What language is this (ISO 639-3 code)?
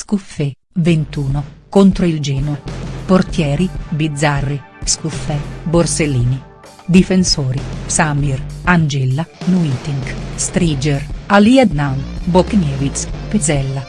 ita